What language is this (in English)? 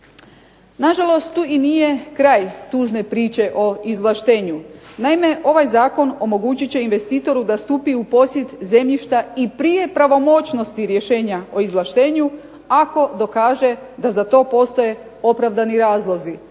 Croatian